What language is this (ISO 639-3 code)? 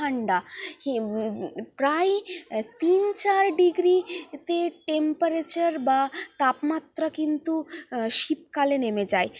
ben